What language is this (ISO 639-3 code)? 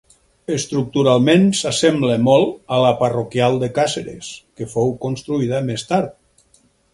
cat